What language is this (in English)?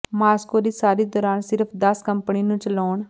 Punjabi